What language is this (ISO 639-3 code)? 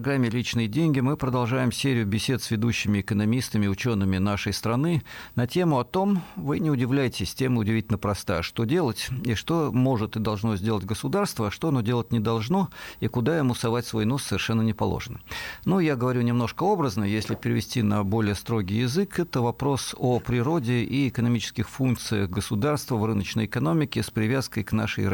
rus